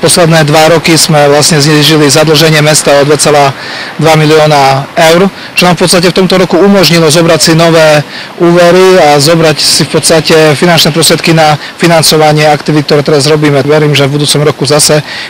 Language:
Slovak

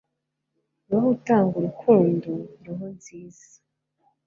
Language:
Kinyarwanda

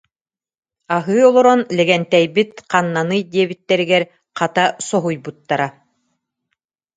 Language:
Yakut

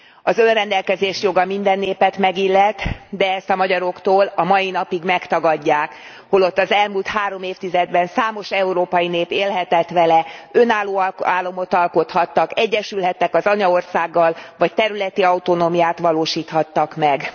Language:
Hungarian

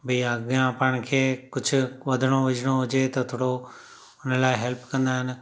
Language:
Sindhi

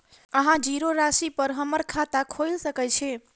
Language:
Maithili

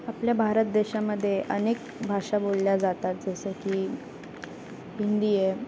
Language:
Marathi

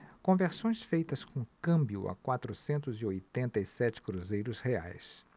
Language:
Portuguese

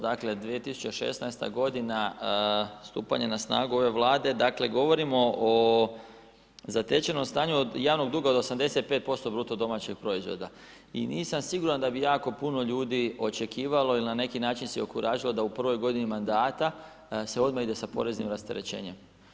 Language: Croatian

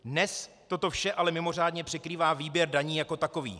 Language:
Czech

